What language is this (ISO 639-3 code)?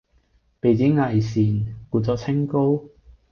yue